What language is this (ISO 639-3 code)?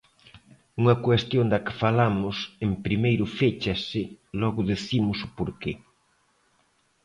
glg